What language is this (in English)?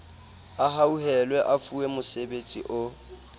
Southern Sotho